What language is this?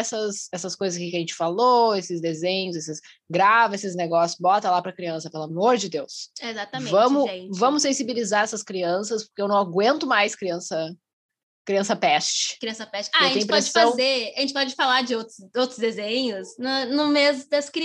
Portuguese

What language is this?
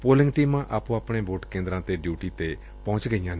Punjabi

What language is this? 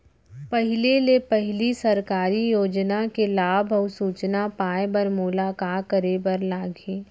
Chhattisgarhi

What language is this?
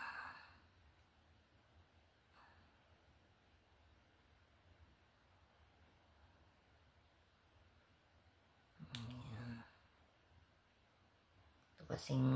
Filipino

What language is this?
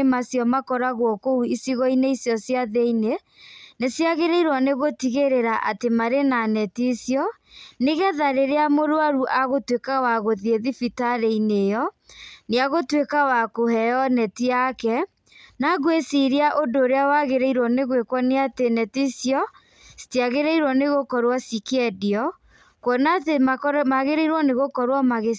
Kikuyu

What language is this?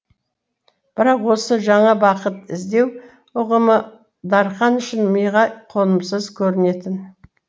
Kazakh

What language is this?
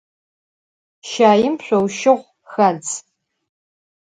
Adyghe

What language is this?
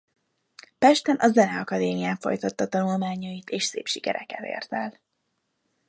Hungarian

